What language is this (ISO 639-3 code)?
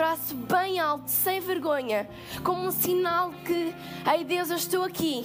por